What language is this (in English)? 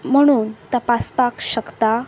Konkani